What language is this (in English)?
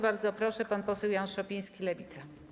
Polish